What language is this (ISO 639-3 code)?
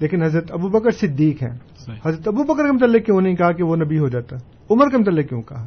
urd